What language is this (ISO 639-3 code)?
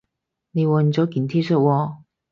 yue